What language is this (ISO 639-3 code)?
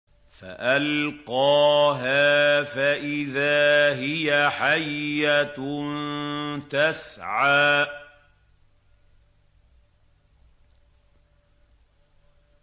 ara